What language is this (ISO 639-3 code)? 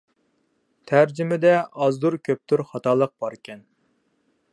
uig